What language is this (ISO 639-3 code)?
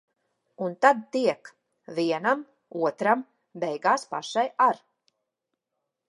lav